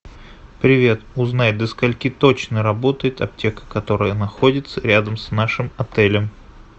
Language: Russian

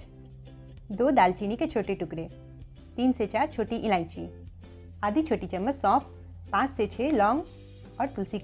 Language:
Hindi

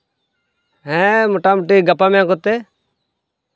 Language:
Santali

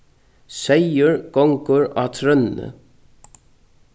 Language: Faroese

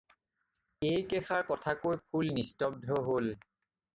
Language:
Assamese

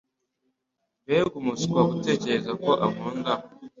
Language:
Kinyarwanda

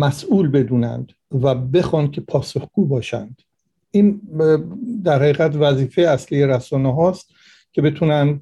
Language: Persian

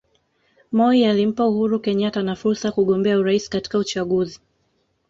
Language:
Swahili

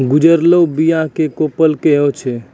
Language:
Maithili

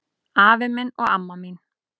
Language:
Icelandic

